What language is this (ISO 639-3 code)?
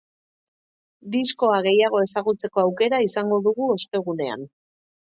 eus